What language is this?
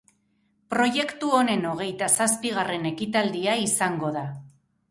Basque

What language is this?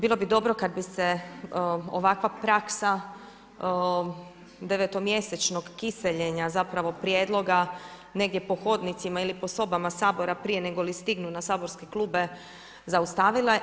Croatian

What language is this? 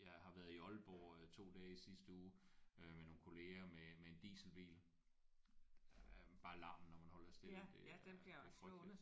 Danish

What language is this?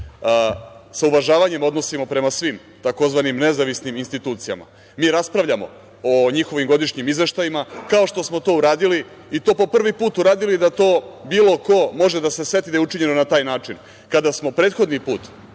Serbian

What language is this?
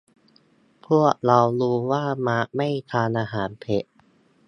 Thai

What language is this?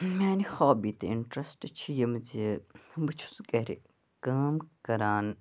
Kashmiri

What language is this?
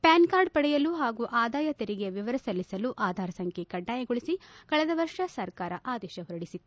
Kannada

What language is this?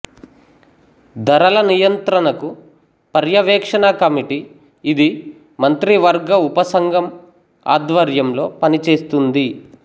Telugu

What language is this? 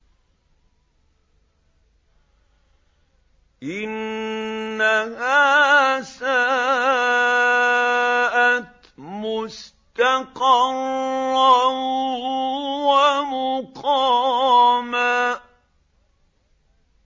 Arabic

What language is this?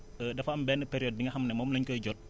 Wolof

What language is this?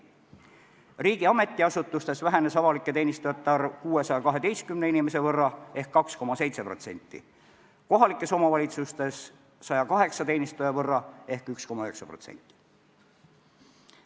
Estonian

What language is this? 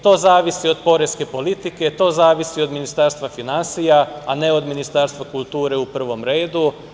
Serbian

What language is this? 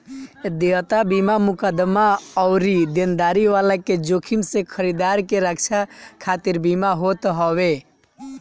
Bhojpuri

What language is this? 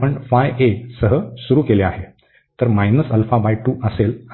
Marathi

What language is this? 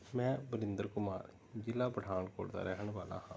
Punjabi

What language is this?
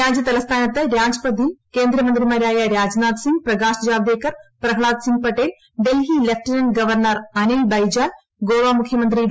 Malayalam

